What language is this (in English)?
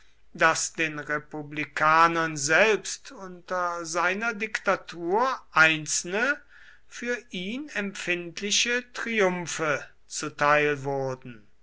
German